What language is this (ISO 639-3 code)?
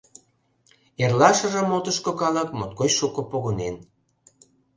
chm